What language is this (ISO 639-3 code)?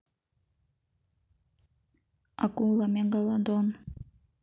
rus